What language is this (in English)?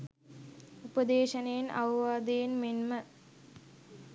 Sinhala